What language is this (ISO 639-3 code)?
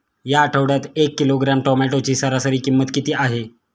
mar